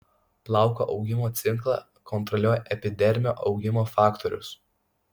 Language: Lithuanian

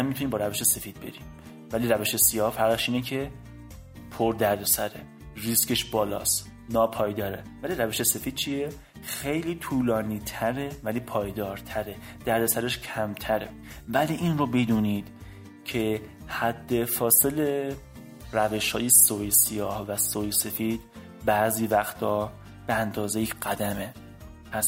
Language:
Persian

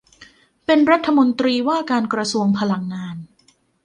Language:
Thai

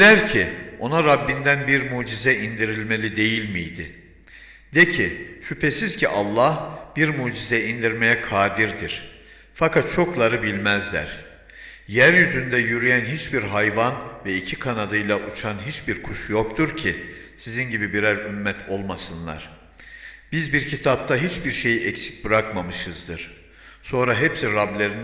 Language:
Turkish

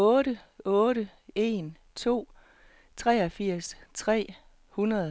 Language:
Danish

